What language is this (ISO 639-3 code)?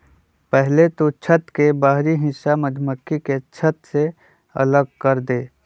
mag